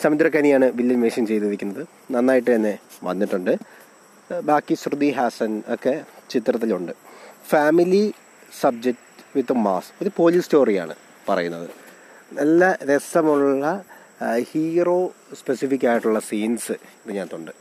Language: Malayalam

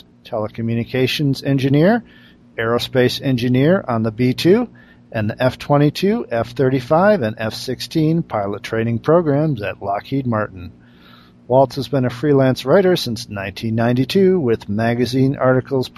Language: English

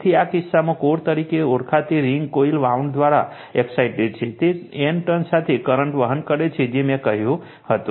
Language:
Gujarati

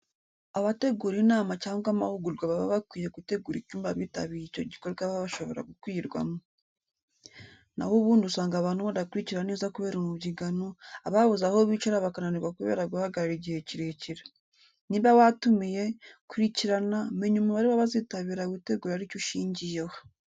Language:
Kinyarwanda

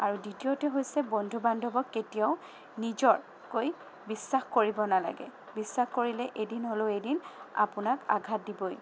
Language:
Assamese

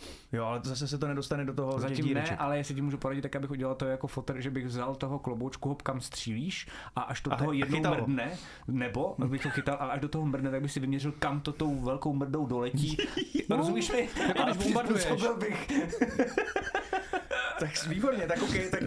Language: Czech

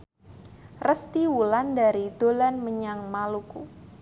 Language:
Javanese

